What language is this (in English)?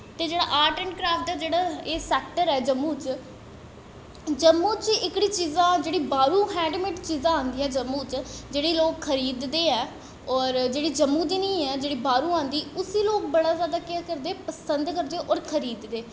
Dogri